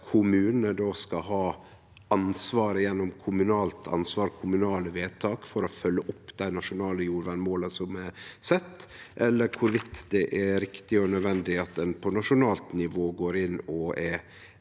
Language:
Norwegian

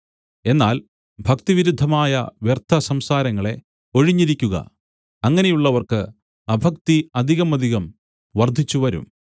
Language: Malayalam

